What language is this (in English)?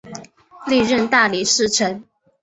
Chinese